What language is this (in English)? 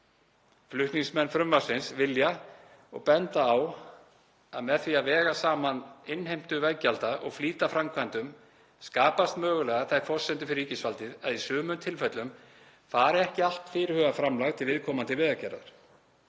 Icelandic